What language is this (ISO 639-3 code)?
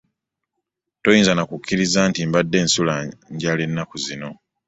lug